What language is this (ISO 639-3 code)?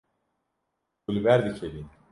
kur